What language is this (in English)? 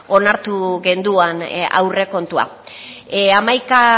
Basque